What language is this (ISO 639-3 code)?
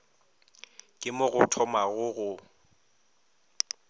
nso